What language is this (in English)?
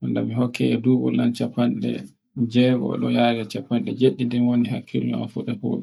Borgu Fulfulde